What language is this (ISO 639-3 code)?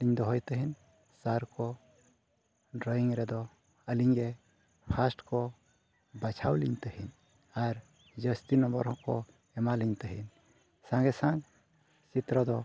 sat